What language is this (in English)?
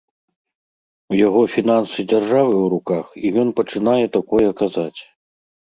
Belarusian